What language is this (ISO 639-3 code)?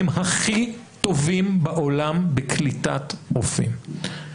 heb